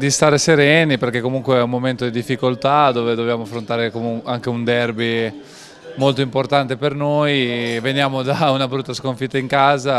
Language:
Italian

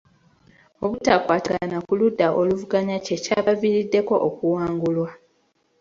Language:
Ganda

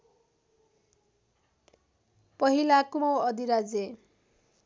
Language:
Nepali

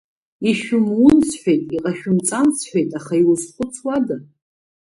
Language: Abkhazian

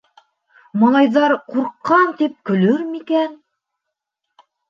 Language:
Bashkir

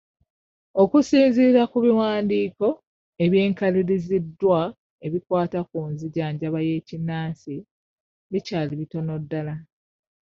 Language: Ganda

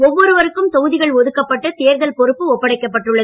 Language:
Tamil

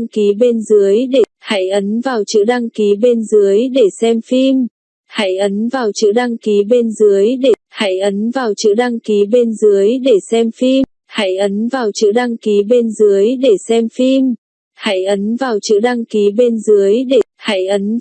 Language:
Vietnamese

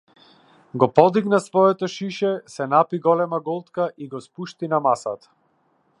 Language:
Macedonian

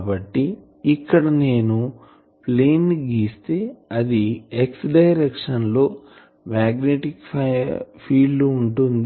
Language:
Telugu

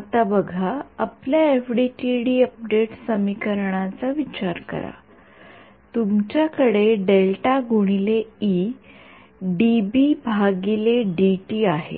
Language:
Marathi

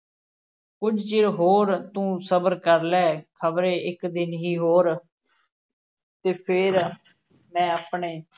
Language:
Punjabi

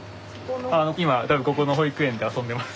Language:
Japanese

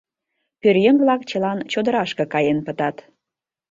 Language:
Mari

